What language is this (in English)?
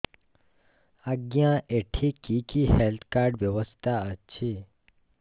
Odia